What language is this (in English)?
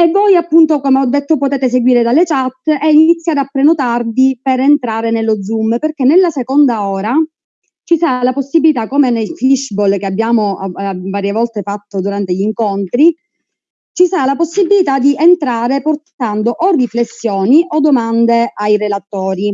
Italian